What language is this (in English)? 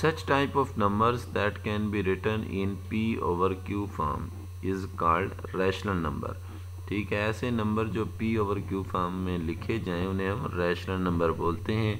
Dutch